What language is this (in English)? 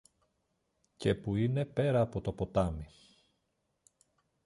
Greek